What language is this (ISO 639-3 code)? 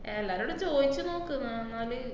mal